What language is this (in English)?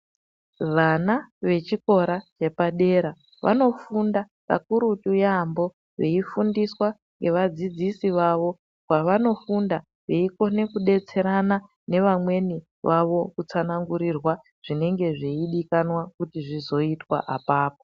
Ndau